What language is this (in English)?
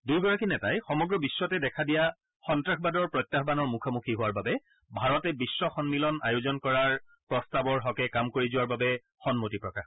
Assamese